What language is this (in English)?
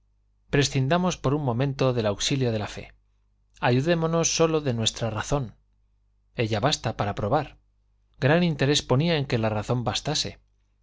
Spanish